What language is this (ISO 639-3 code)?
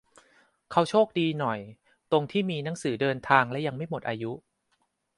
tha